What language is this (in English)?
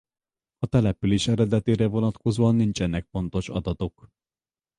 Hungarian